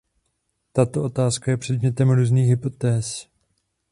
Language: Czech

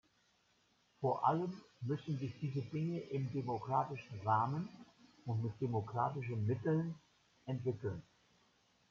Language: German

